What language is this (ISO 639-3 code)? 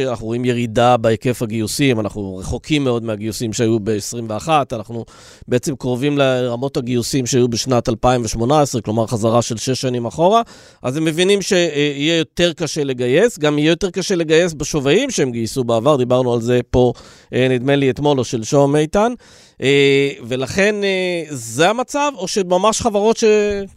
heb